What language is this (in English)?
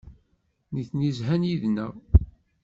Kabyle